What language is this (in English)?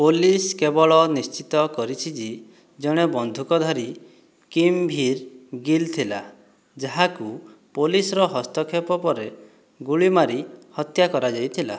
Odia